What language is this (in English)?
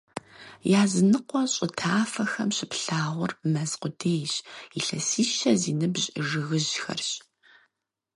Kabardian